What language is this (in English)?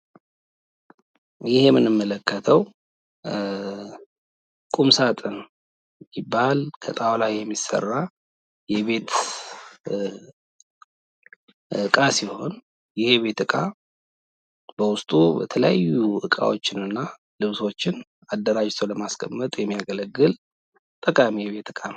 Amharic